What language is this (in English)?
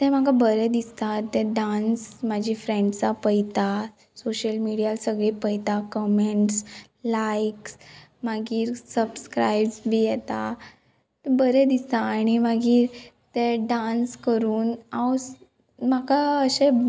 Konkani